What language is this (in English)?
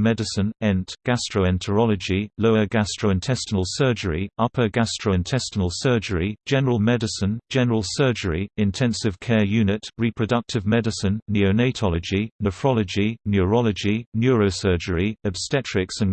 English